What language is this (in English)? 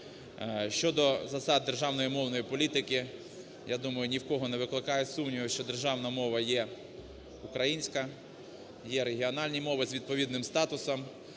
Ukrainian